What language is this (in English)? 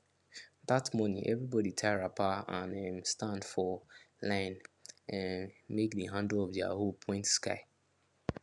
Nigerian Pidgin